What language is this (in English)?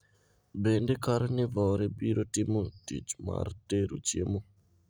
Luo (Kenya and Tanzania)